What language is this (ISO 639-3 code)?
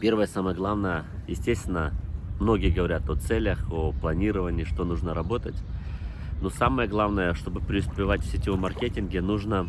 rus